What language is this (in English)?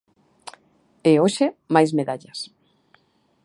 Galician